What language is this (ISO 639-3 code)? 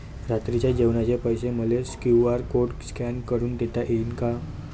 mar